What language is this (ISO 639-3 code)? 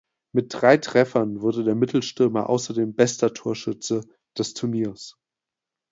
deu